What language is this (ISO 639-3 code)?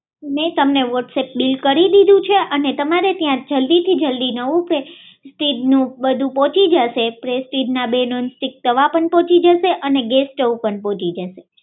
guj